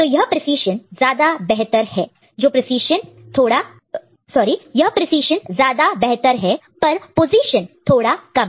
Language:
Hindi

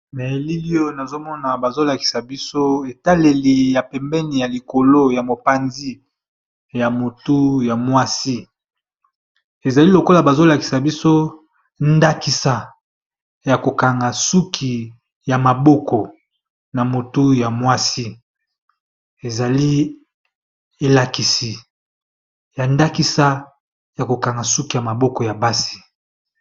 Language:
Lingala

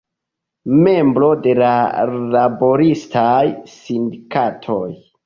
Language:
Esperanto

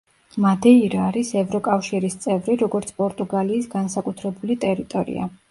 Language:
Georgian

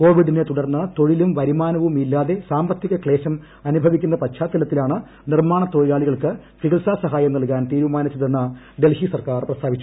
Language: Malayalam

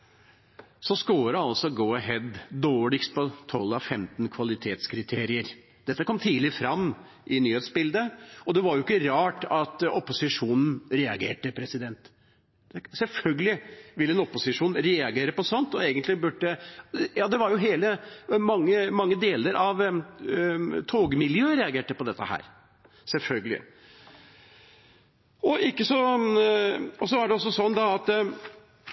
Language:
Norwegian Bokmål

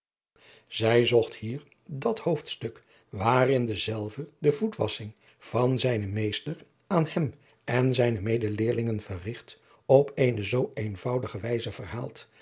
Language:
Dutch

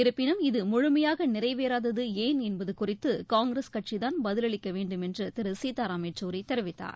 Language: Tamil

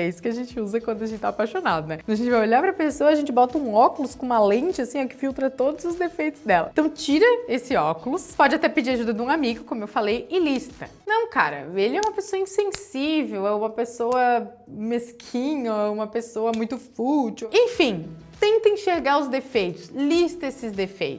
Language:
Portuguese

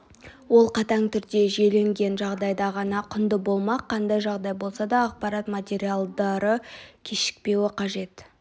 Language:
Kazakh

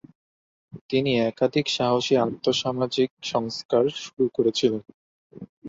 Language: Bangla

